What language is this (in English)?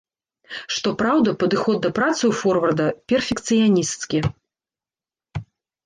Belarusian